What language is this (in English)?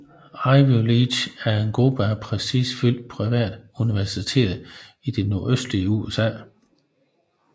Danish